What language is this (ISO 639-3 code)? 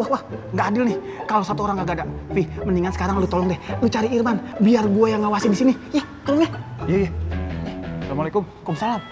ind